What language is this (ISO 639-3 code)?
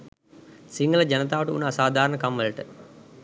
sin